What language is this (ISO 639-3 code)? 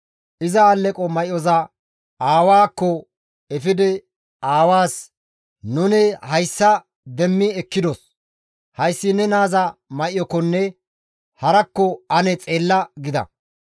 gmv